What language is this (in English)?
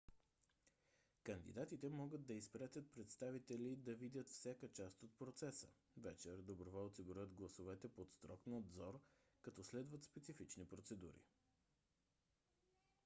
Bulgarian